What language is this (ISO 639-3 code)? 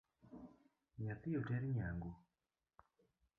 luo